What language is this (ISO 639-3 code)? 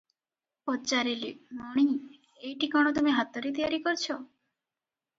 ori